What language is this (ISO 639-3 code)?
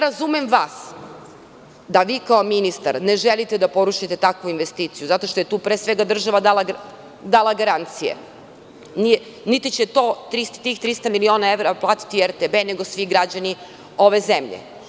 srp